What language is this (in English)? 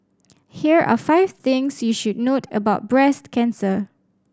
English